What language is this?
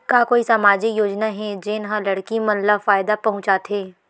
Chhattisgarhi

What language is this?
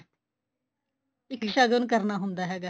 Punjabi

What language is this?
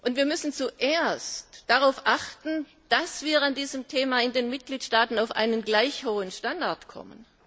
German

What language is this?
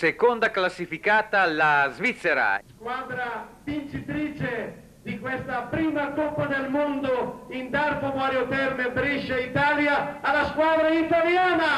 Italian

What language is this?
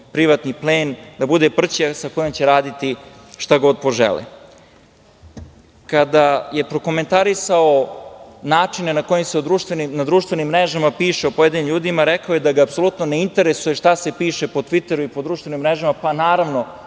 Serbian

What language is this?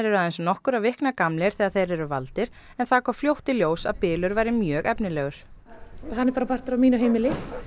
Icelandic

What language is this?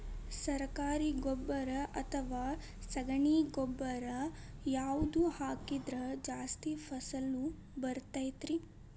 Kannada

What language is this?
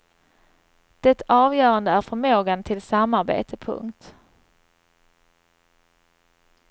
Swedish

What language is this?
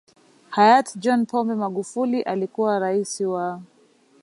Swahili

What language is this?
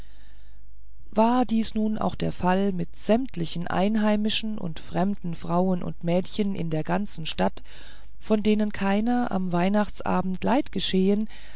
German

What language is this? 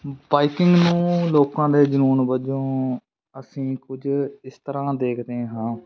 Punjabi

